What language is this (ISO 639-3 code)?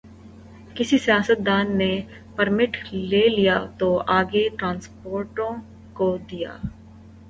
urd